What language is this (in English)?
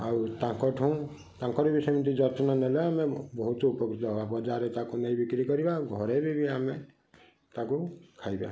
Odia